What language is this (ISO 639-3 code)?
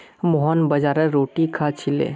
mag